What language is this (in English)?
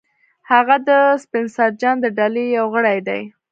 Pashto